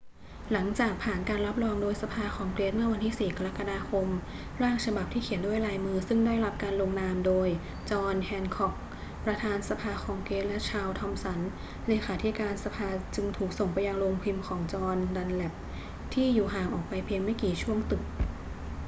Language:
Thai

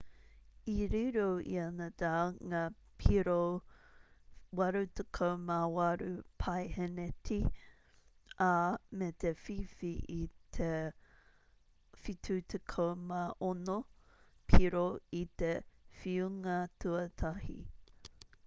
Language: Māori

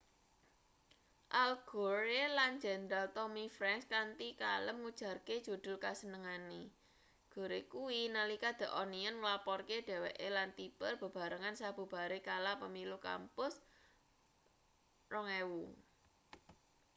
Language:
Javanese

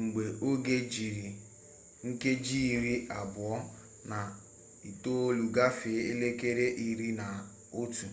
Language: Igbo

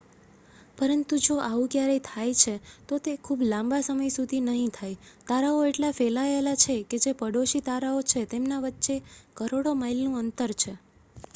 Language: Gujarati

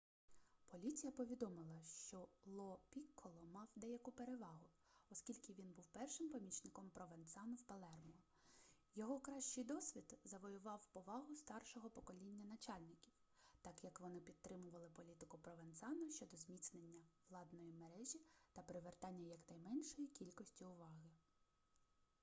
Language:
Ukrainian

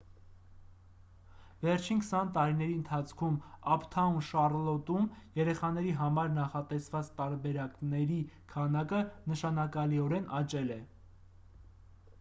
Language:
Armenian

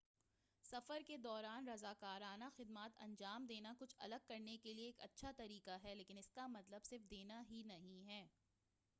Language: Urdu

